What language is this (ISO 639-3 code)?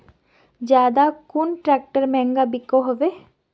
mag